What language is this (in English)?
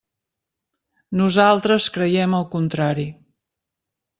Catalan